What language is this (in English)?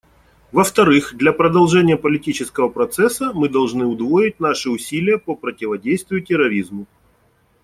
Russian